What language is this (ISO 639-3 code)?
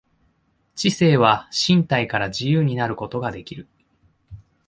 jpn